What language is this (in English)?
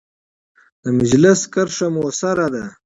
Pashto